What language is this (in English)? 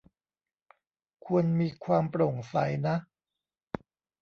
Thai